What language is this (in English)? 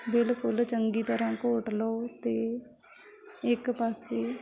Punjabi